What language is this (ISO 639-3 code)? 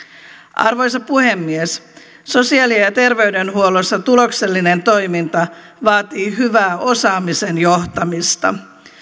fin